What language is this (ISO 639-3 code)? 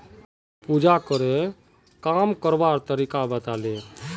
mag